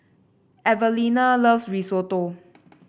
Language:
English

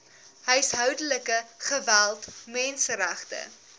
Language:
Afrikaans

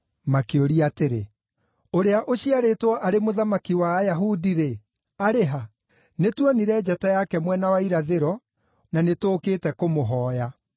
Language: Kikuyu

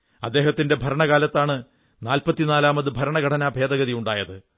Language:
Malayalam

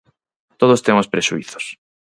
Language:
Galician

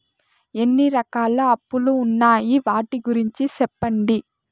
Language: Telugu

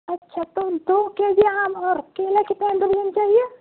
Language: Urdu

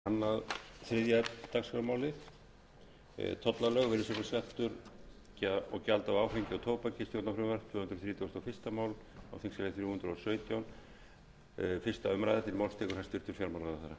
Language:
Icelandic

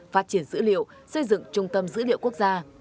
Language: Vietnamese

